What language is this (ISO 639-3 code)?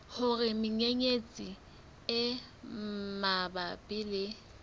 sot